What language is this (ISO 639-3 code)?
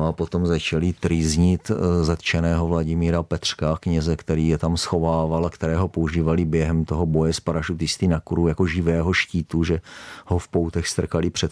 ces